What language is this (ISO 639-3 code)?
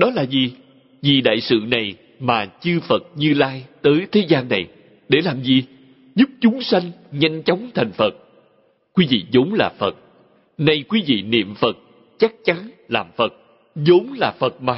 vie